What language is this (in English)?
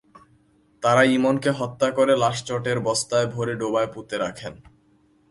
Bangla